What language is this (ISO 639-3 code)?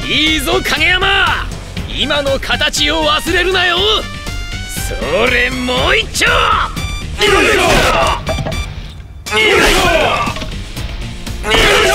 jpn